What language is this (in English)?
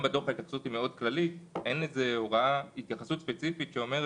Hebrew